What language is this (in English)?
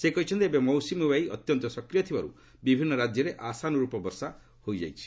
Odia